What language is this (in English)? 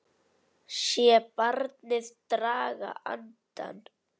Icelandic